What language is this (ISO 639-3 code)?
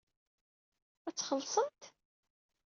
kab